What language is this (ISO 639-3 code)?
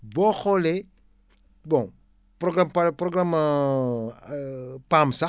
wol